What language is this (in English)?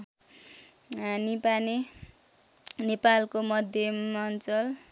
Nepali